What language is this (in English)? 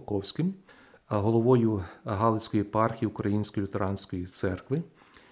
Ukrainian